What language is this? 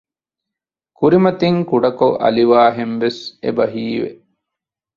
Divehi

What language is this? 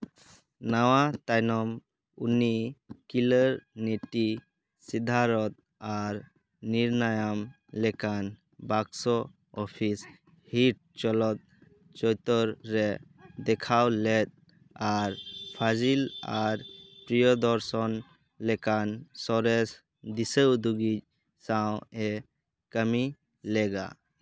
Santali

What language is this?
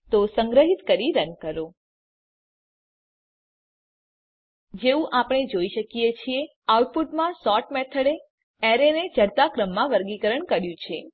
Gujarati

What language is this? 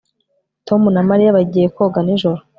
Kinyarwanda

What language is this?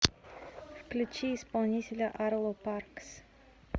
Russian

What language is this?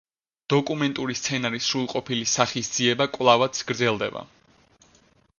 Georgian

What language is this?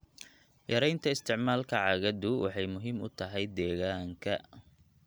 Somali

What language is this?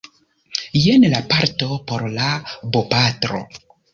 Esperanto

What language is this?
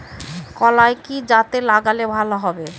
Bangla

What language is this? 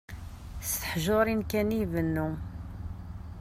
Kabyle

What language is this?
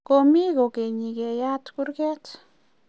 Kalenjin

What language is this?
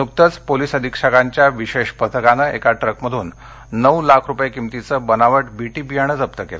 Marathi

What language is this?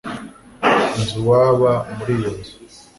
Kinyarwanda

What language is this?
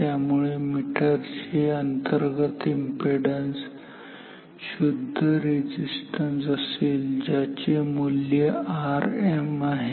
Marathi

